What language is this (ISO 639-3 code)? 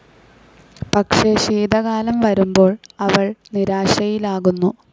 mal